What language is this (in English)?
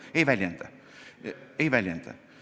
Estonian